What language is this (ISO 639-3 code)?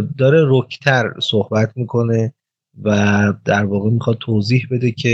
fas